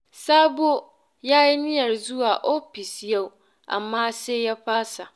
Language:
Hausa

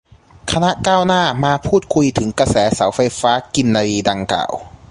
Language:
Thai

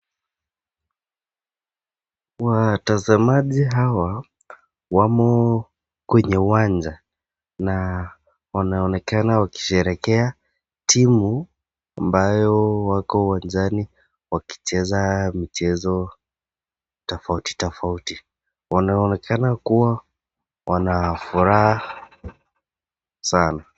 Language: Swahili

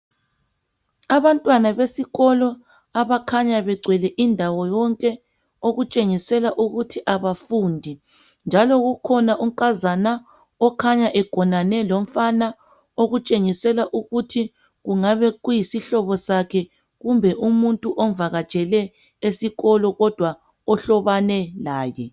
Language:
North Ndebele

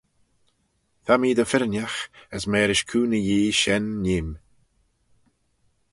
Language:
Manx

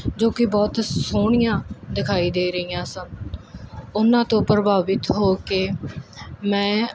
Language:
Punjabi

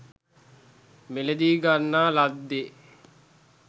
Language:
Sinhala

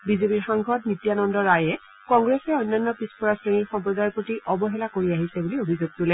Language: Assamese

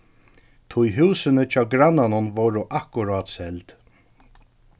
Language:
Faroese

